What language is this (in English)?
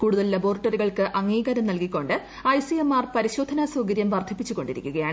Malayalam